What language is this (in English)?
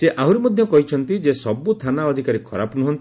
Odia